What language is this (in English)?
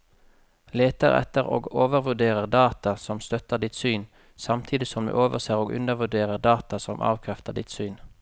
Norwegian